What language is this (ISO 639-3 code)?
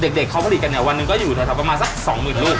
tha